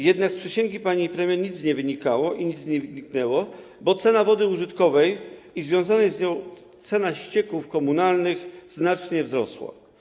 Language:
Polish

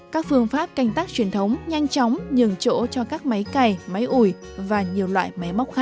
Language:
Vietnamese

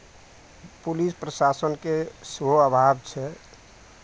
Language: Maithili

